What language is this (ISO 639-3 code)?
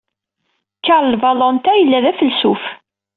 kab